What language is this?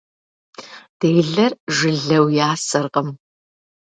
Kabardian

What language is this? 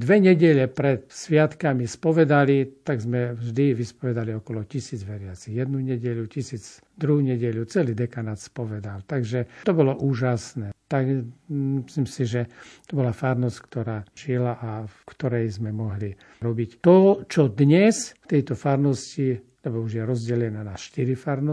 Slovak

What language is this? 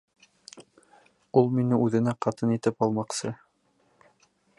Bashkir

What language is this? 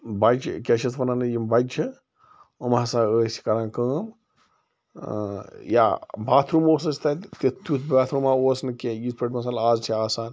Kashmiri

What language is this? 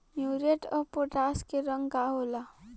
Bhojpuri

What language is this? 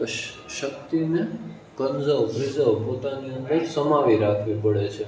Gujarati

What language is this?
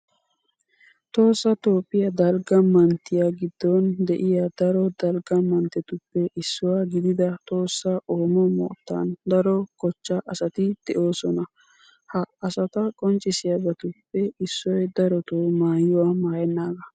Wolaytta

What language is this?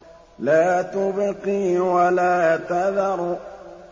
Arabic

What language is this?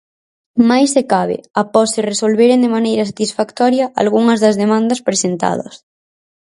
Galician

